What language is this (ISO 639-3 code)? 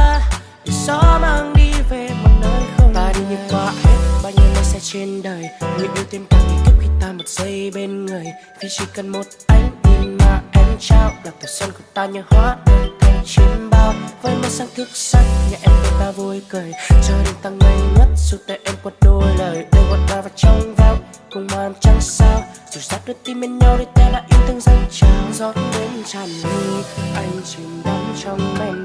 vie